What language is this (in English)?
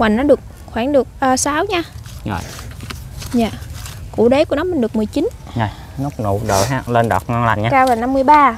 Vietnamese